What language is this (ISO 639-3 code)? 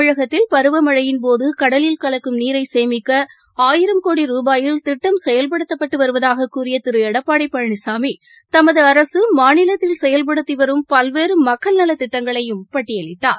tam